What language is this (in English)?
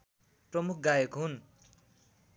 Nepali